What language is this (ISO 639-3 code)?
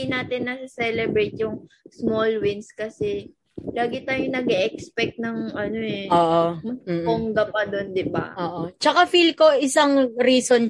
fil